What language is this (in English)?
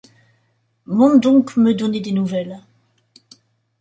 French